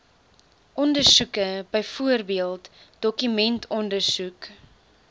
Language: Afrikaans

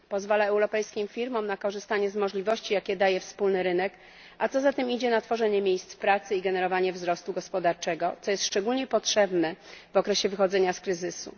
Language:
Polish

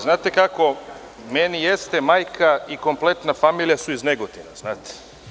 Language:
Serbian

